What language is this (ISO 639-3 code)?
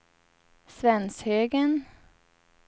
swe